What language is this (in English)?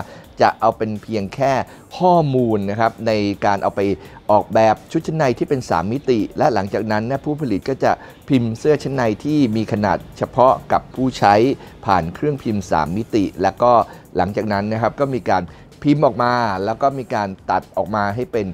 Thai